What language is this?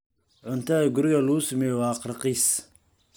Somali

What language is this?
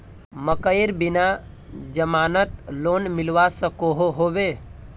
Magahi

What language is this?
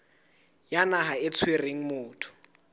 Southern Sotho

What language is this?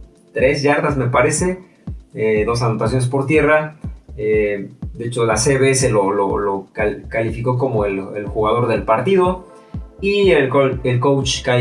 Spanish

